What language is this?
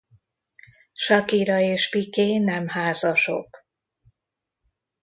Hungarian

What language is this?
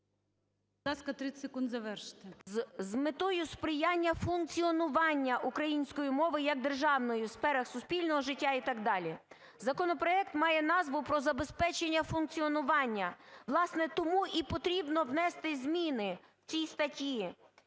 Ukrainian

